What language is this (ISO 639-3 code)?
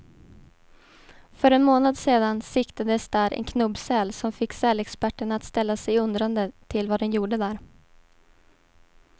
swe